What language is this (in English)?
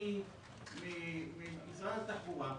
Hebrew